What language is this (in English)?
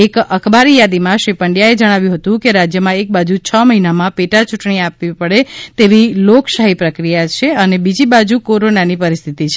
Gujarati